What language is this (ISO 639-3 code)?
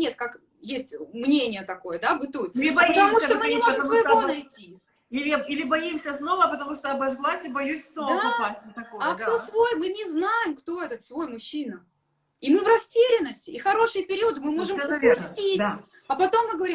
rus